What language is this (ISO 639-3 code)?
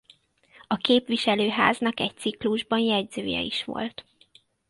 hun